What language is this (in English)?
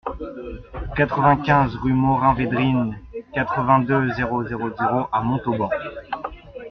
French